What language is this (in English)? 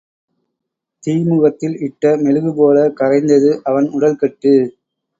Tamil